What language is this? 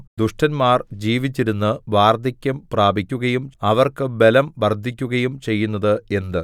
Malayalam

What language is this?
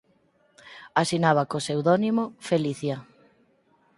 Galician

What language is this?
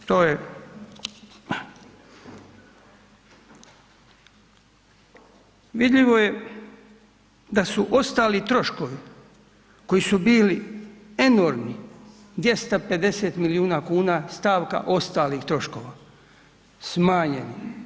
Croatian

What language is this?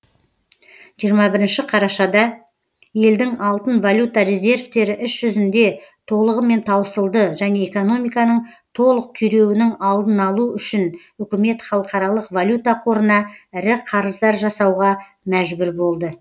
Kazakh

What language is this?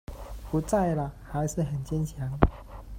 Chinese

